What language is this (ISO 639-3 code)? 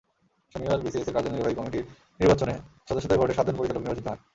ben